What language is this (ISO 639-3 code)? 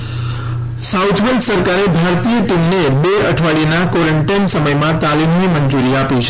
guj